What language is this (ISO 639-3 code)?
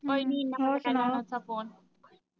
pan